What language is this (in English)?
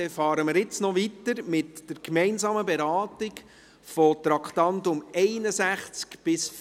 Swiss German